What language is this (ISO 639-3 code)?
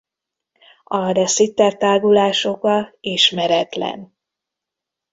hun